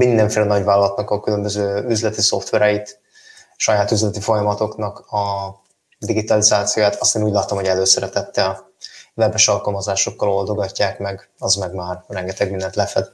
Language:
Hungarian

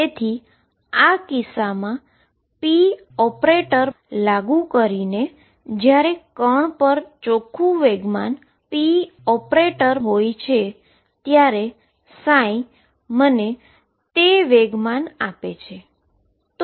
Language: Gujarati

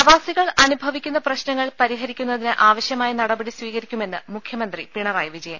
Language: Malayalam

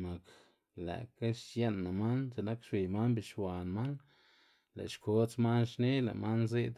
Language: Xanaguía Zapotec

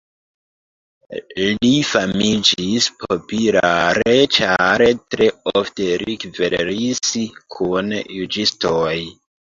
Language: Esperanto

